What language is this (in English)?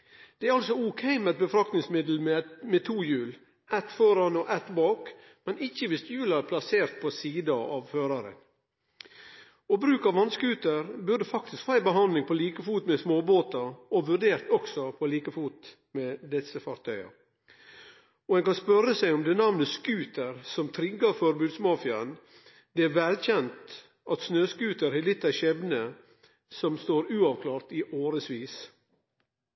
Norwegian Nynorsk